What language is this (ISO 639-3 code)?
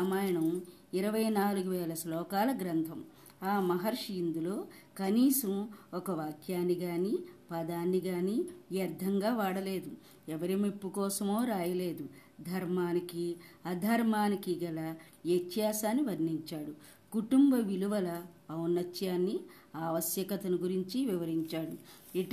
tel